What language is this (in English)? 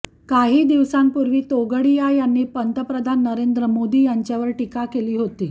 Marathi